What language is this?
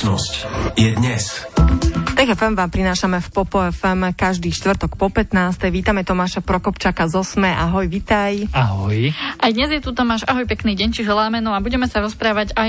Slovak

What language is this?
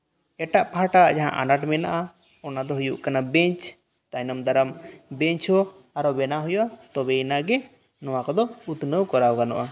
Santali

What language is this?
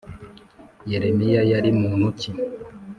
Kinyarwanda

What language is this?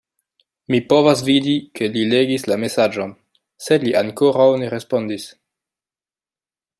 Esperanto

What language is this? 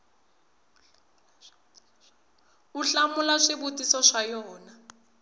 Tsonga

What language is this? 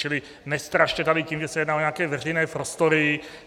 Czech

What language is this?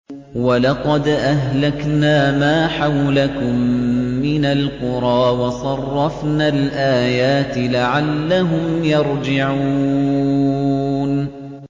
Arabic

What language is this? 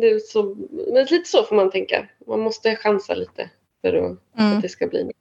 Swedish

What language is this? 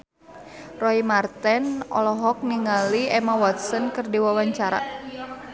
Sundanese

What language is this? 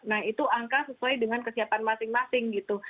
Indonesian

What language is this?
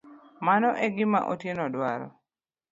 Luo (Kenya and Tanzania)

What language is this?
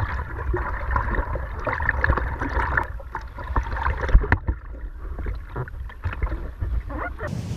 English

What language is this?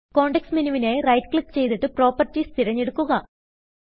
Malayalam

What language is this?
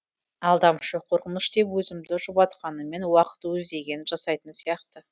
Kazakh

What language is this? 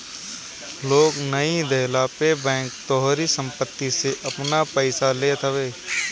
Bhojpuri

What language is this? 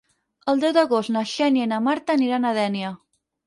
Catalan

